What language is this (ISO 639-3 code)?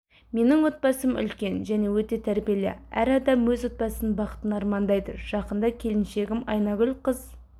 kaz